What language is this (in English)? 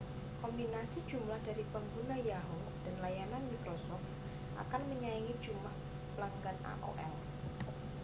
Indonesian